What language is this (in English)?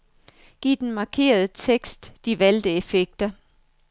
Danish